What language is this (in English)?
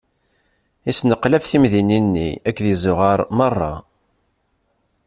Kabyle